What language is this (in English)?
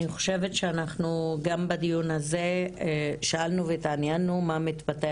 Hebrew